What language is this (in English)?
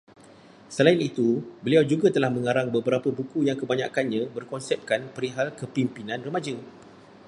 Malay